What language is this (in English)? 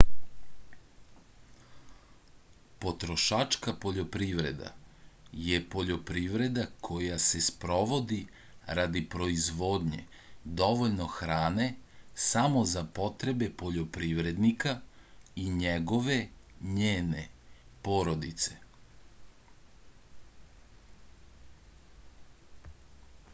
Serbian